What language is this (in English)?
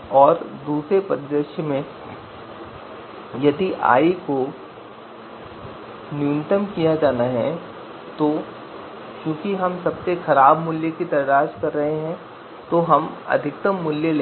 Hindi